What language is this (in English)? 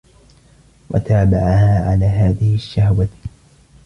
Arabic